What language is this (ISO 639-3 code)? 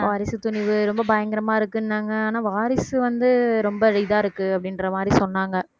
tam